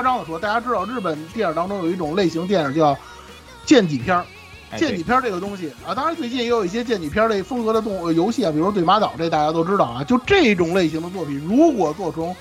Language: Chinese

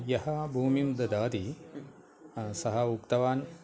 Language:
Sanskrit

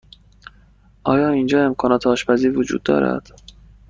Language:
Persian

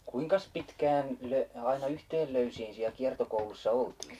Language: Finnish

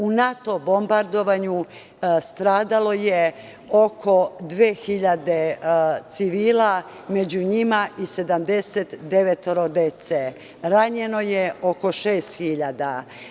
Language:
Serbian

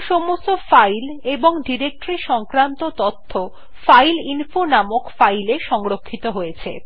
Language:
Bangla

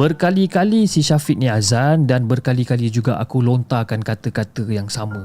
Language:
Malay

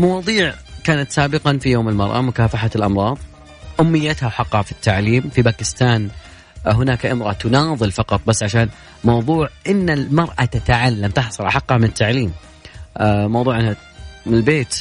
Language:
Arabic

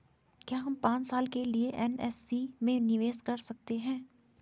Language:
Hindi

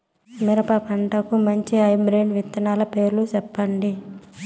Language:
Telugu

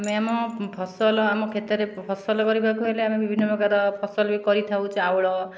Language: Odia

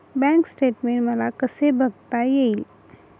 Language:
Marathi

